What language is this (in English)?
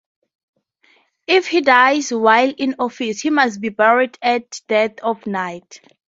English